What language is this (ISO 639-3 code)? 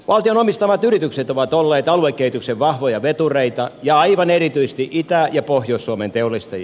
fin